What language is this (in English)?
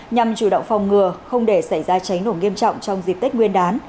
Vietnamese